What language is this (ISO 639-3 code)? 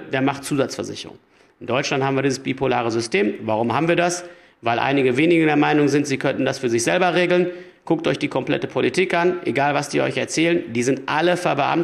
deu